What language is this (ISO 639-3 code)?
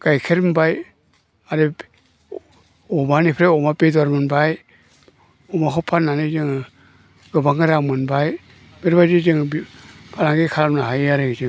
brx